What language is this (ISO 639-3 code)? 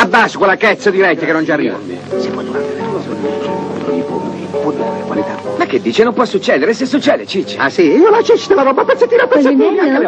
ita